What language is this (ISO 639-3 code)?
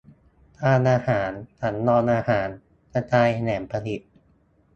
tha